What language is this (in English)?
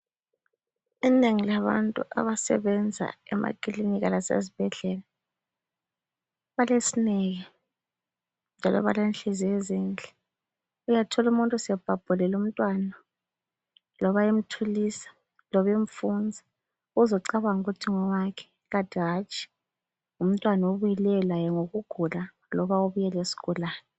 North Ndebele